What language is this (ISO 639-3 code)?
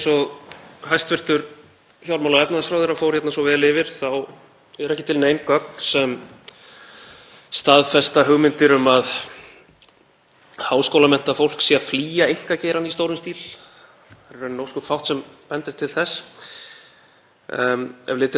isl